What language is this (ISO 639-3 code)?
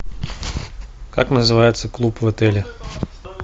rus